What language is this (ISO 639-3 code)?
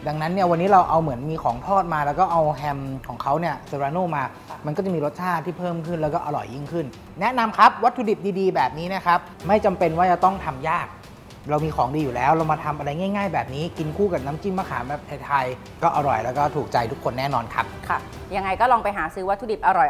tha